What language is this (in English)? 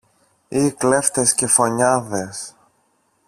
Greek